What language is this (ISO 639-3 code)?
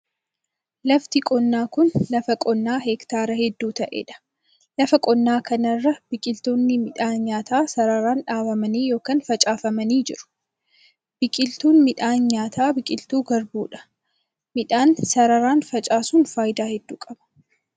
orm